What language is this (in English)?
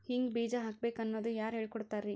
Kannada